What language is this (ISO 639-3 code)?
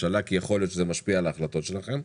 heb